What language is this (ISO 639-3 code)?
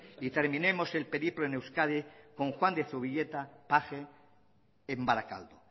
spa